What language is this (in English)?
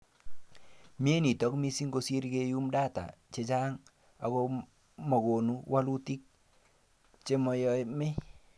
Kalenjin